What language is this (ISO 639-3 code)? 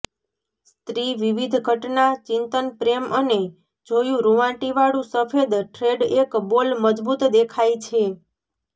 guj